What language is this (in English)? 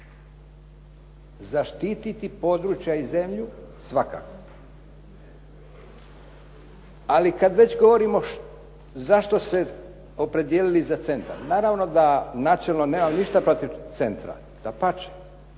Croatian